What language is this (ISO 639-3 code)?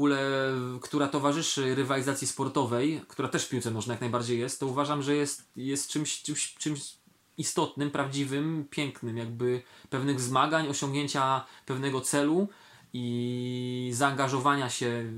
pol